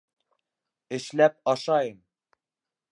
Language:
Bashkir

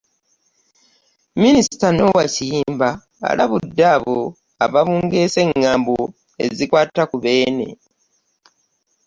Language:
Ganda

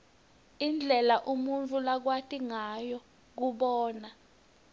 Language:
Swati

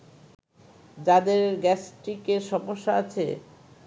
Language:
Bangla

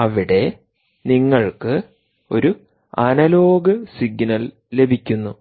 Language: Malayalam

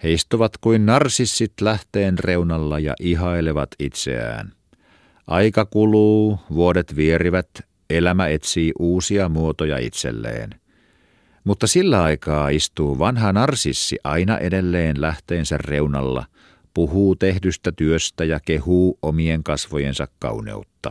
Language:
Finnish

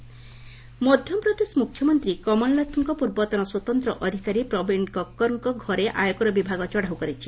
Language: Odia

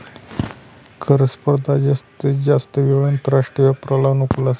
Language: Marathi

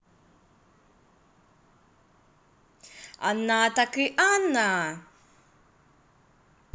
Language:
Russian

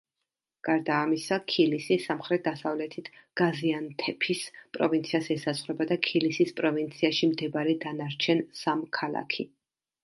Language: Georgian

